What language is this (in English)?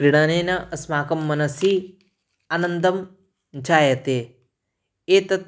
Sanskrit